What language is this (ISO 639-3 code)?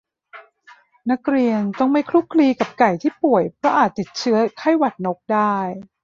tha